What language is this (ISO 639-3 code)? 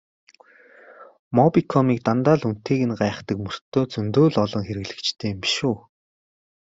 mon